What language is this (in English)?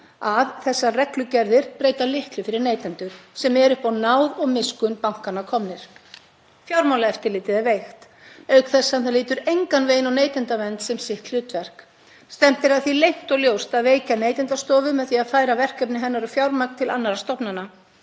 Icelandic